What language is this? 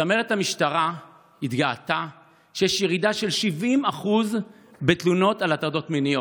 Hebrew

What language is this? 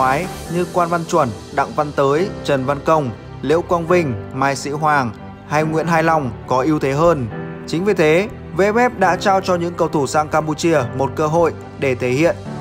Vietnamese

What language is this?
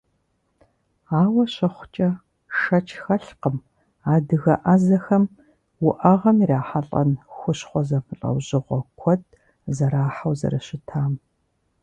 Kabardian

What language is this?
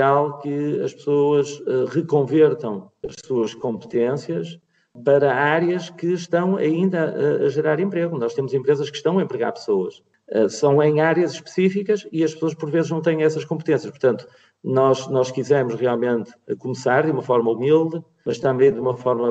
Portuguese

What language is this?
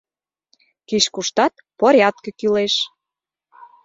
Mari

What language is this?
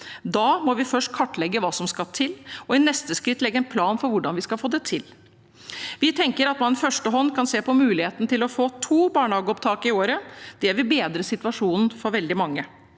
Norwegian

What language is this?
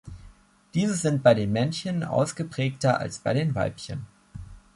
German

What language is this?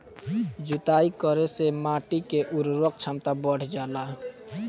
Bhojpuri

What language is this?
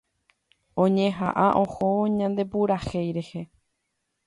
Guarani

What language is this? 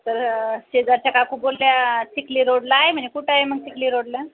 Marathi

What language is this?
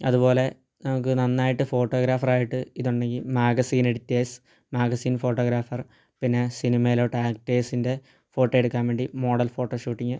Malayalam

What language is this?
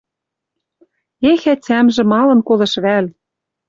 Western Mari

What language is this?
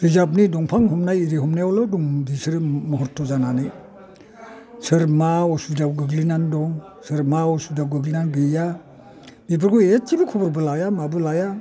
Bodo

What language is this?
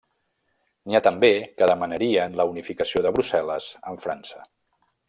Catalan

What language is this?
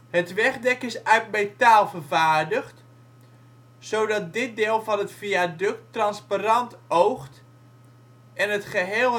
Dutch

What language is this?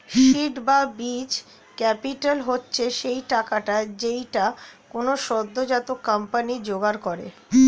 Bangla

